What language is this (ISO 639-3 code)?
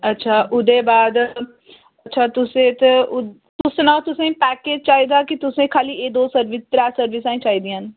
doi